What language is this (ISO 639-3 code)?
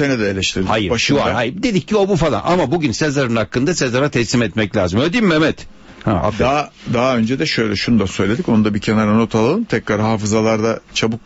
tur